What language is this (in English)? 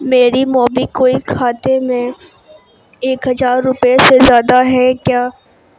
Urdu